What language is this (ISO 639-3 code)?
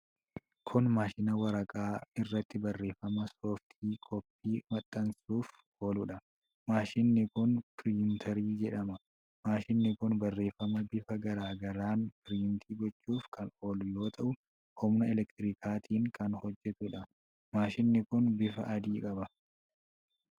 orm